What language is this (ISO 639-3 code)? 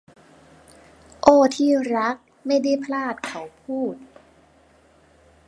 tha